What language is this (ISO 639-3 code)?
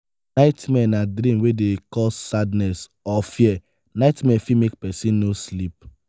pcm